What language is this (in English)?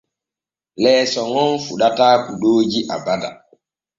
Borgu Fulfulde